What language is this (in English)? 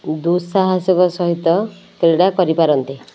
Odia